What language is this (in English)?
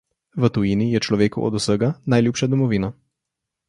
Slovenian